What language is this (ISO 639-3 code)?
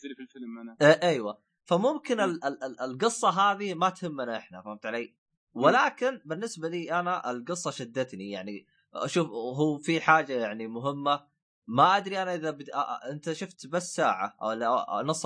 ara